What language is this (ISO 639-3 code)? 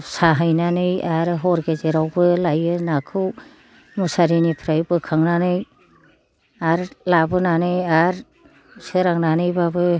brx